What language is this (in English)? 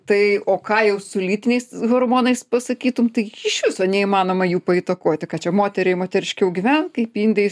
Lithuanian